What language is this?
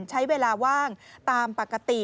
Thai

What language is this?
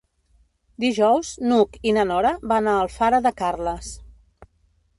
Catalan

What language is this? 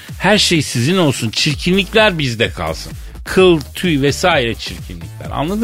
Turkish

